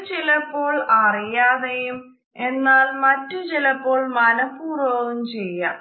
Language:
Malayalam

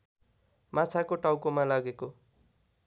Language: Nepali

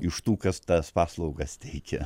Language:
Lithuanian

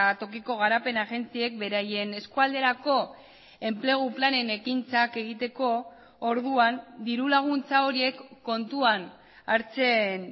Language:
Basque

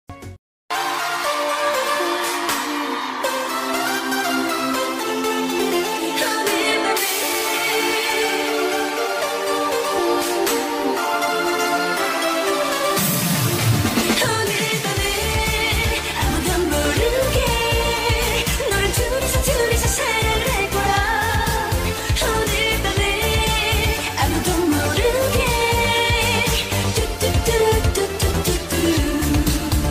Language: Korean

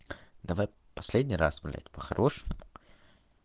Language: Russian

